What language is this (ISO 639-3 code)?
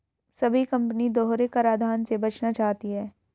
hin